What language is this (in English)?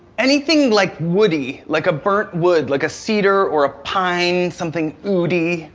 English